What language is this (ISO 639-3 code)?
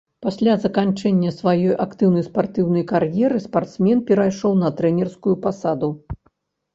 bel